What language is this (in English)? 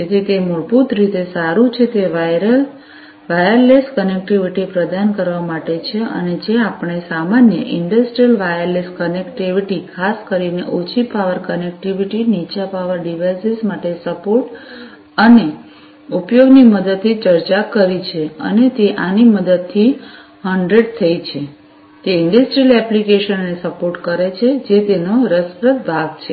Gujarati